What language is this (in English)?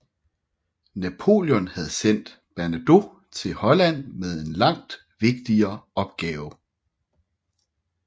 Danish